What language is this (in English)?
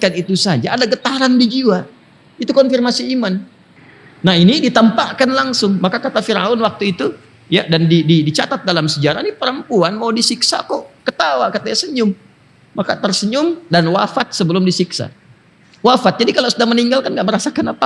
Indonesian